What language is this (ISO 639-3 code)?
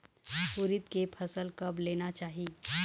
hne